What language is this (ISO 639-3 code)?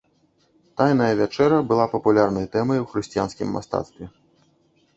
bel